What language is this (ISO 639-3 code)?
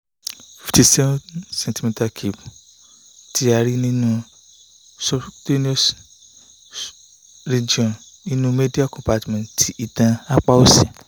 yor